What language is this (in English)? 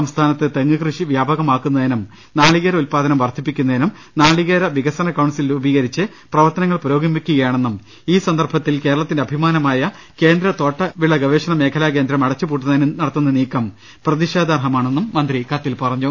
Malayalam